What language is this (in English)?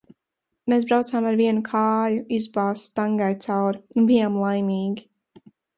Latvian